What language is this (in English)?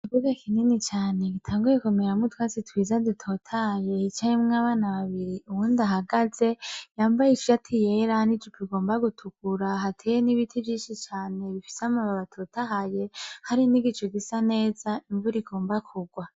Rundi